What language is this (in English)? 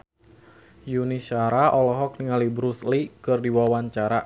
Sundanese